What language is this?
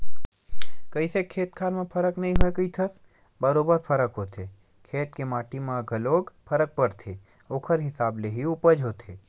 Chhattisgarhi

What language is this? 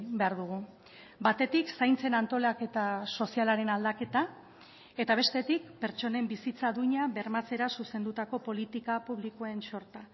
Basque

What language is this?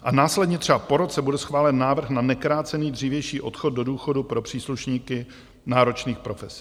Czech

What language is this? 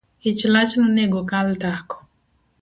Luo (Kenya and Tanzania)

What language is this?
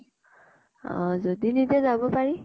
Assamese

